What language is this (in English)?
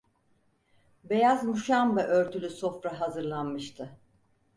Turkish